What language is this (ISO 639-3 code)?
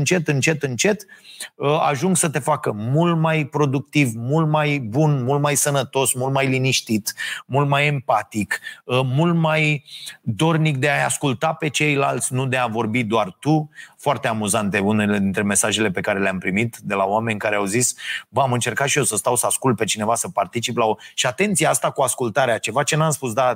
ron